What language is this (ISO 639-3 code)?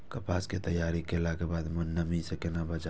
mai